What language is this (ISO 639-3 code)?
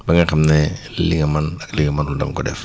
wol